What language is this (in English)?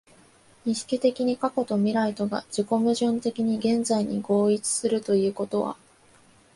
Japanese